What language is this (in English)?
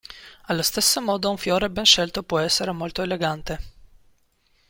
Italian